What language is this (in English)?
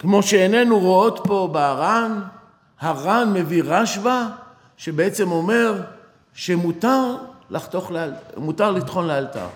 Hebrew